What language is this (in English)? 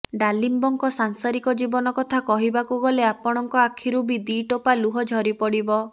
Odia